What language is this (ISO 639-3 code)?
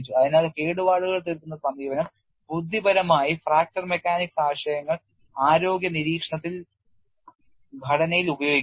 mal